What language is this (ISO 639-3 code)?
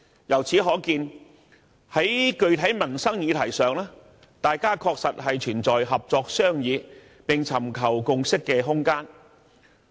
yue